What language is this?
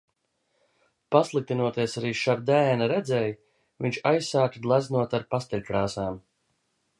Latvian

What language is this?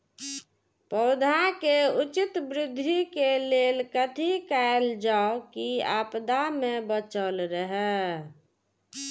Maithili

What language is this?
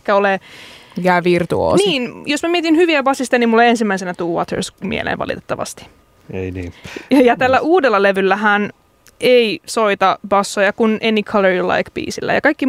Finnish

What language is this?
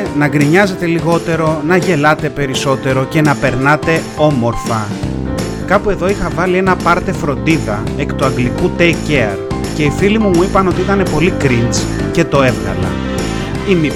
Greek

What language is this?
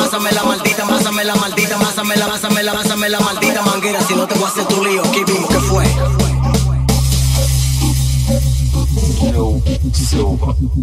French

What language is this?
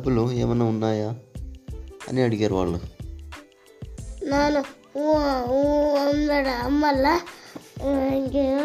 Telugu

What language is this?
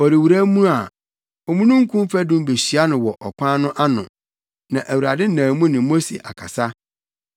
Akan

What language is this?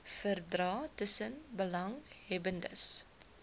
Afrikaans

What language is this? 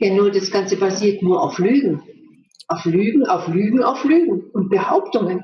German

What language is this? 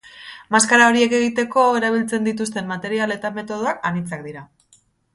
Basque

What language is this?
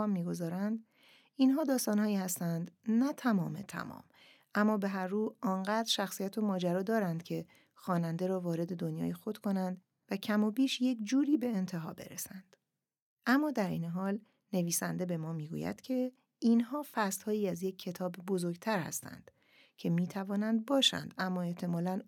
Persian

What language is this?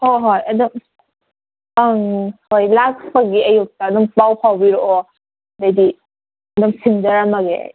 Manipuri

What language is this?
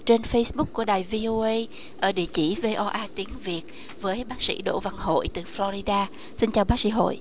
Vietnamese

